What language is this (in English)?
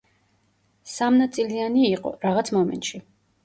Georgian